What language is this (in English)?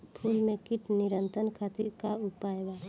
Bhojpuri